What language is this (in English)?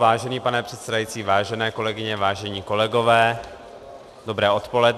Czech